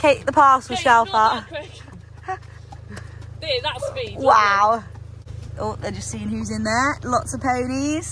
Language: English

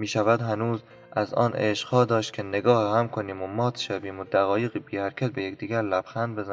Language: Persian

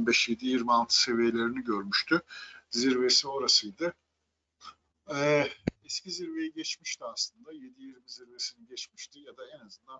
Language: Turkish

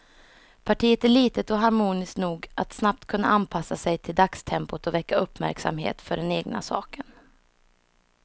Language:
Swedish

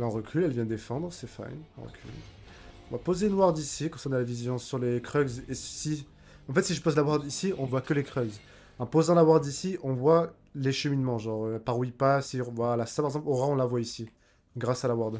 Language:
French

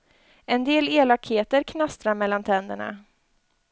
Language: Swedish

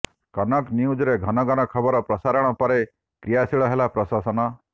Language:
Odia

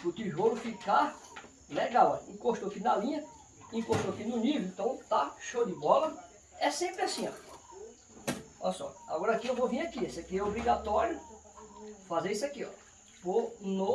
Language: Portuguese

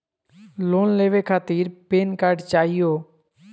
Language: Magahi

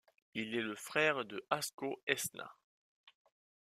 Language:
French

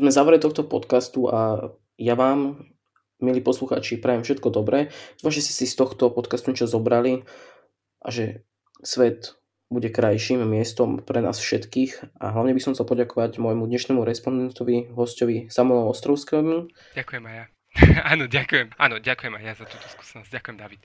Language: Slovak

